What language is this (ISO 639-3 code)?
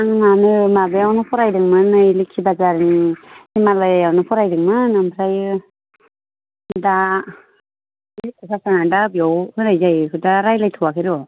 brx